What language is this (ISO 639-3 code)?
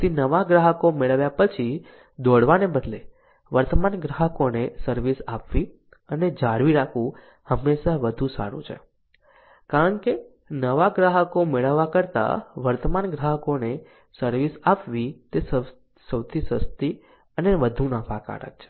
guj